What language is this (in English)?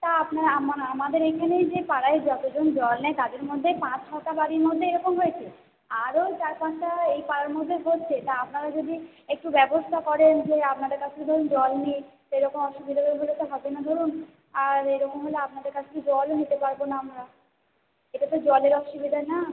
Bangla